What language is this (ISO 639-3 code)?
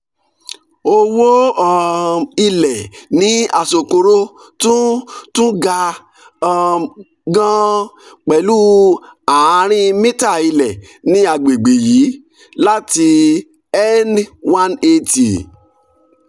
yor